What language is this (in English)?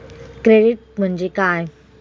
Marathi